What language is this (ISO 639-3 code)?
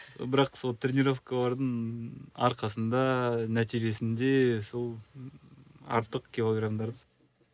kaz